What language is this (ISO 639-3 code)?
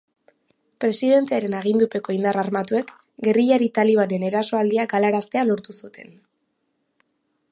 eus